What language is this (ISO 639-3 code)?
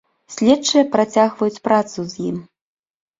bel